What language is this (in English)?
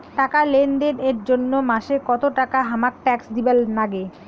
Bangla